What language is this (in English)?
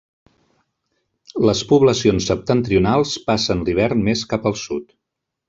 Catalan